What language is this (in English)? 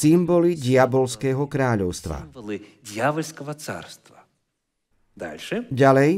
Slovak